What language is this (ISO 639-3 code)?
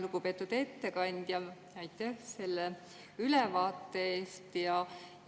est